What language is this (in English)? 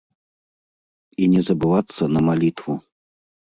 Belarusian